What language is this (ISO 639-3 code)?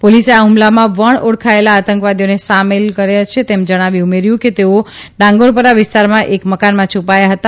guj